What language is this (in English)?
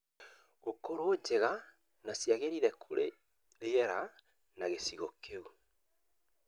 Kikuyu